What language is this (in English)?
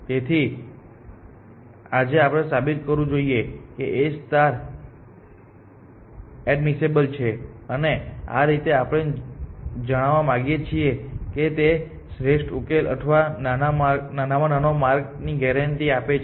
Gujarati